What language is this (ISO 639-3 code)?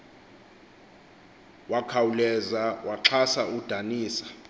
xho